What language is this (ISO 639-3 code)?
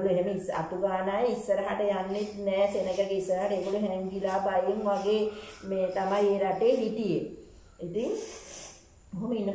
ind